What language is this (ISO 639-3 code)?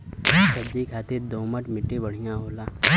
bho